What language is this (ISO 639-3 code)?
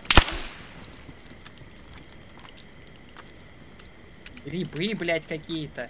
rus